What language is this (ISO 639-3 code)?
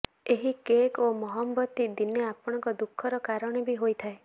ori